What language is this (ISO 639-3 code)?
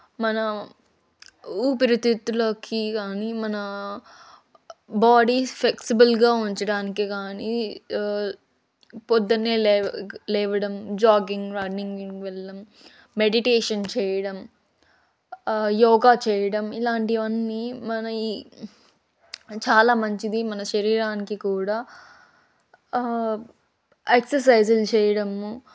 tel